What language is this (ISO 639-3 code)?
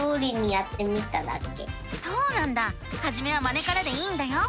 jpn